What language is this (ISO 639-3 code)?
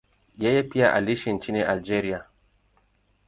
swa